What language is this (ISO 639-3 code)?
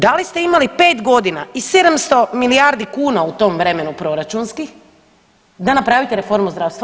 hrv